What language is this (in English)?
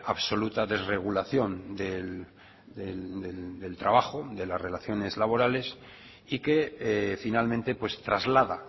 Spanish